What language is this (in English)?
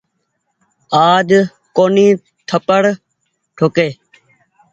Goaria